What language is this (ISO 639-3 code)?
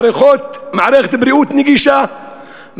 heb